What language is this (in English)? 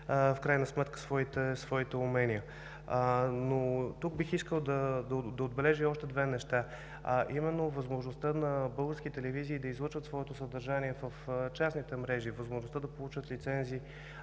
Bulgarian